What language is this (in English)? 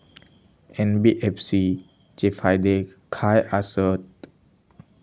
Marathi